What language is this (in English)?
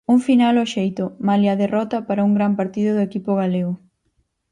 Galician